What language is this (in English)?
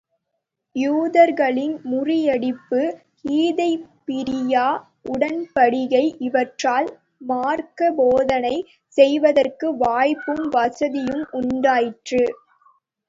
Tamil